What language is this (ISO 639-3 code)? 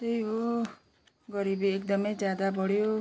nep